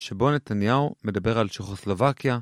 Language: Hebrew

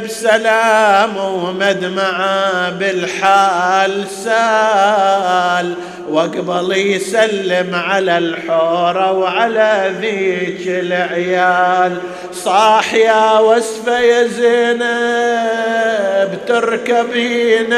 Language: Arabic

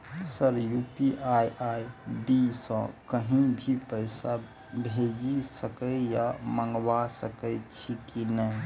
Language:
Maithili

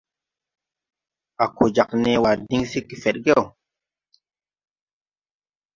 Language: Tupuri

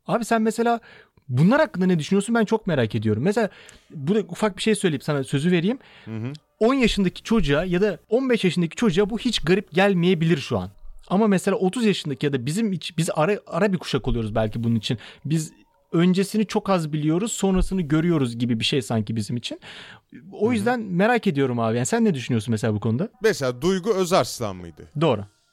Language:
Turkish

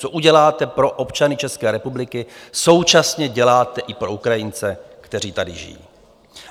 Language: Czech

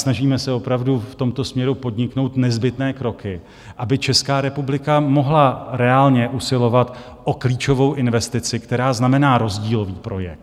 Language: Czech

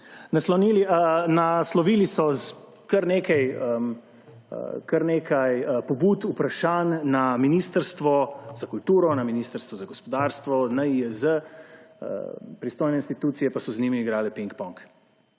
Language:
Slovenian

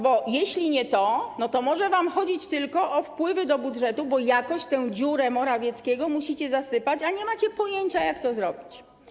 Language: Polish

